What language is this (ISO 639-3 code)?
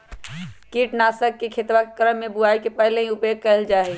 mag